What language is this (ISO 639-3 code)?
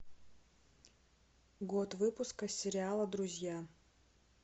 rus